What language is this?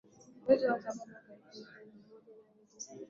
Swahili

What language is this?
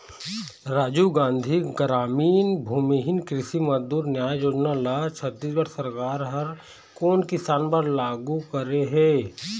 Chhattisgarhi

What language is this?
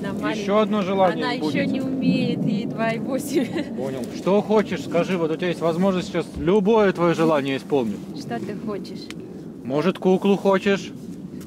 Russian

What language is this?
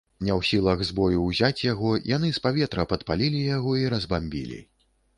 Belarusian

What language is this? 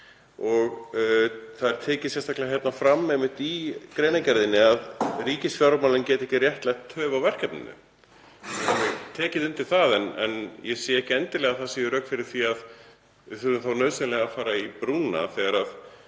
Icelandic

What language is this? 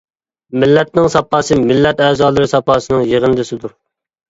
Uyghur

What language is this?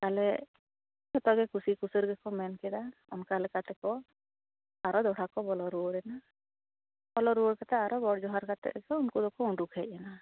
Santali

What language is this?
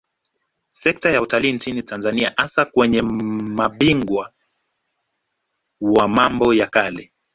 Swahili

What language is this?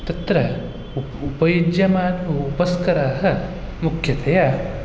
Sanskrit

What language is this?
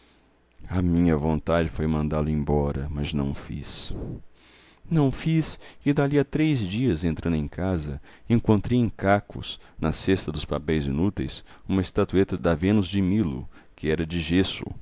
Portuguese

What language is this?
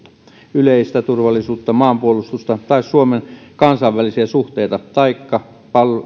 Finnish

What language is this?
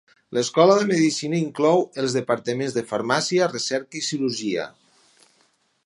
Catalan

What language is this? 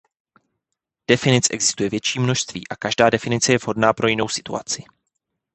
Czech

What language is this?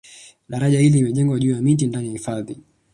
Swahili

